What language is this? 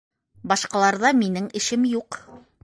Bashkir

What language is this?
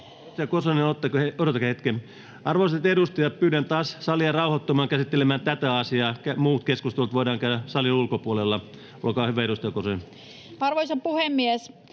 Finnish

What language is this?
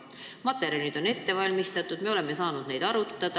Estonian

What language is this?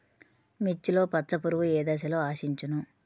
Telugu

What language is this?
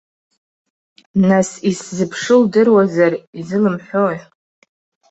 Abkhazian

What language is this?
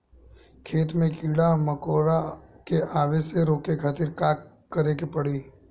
Bhojpuri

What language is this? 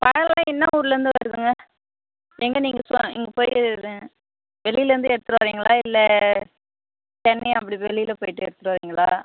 Tamil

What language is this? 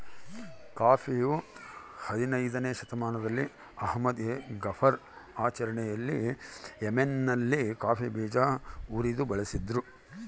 Kannada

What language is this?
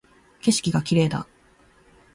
Japanese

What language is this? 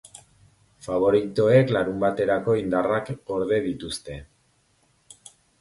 Basque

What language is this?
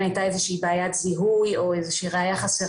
Hebrew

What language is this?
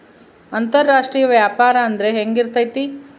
Kannada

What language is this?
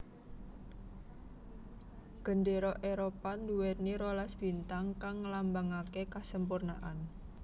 Javanese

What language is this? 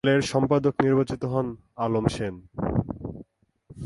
Bangla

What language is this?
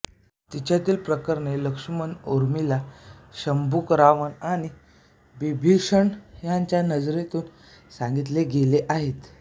Marathi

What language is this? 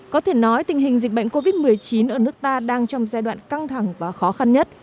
Vietnamese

